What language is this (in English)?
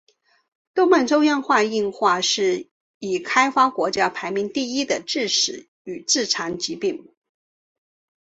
Chinese